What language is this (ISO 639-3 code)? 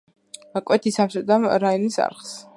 kat